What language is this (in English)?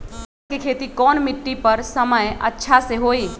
Magahi